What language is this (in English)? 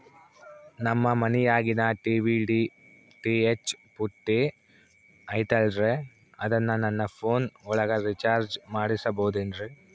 Kannada